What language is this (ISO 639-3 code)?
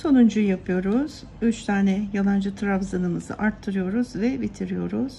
tur